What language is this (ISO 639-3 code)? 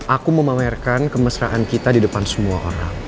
ind